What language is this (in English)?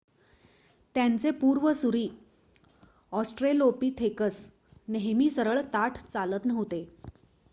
Marathi